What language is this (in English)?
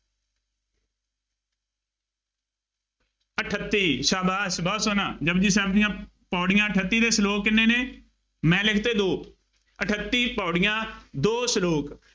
Punjabi